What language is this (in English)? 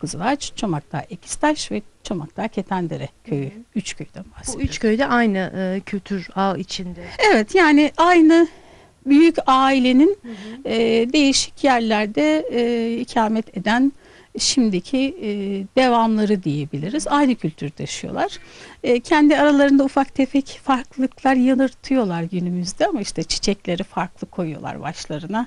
Turkish